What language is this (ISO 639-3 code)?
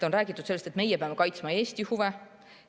est